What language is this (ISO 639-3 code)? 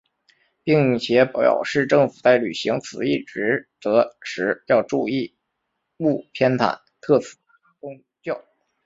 zho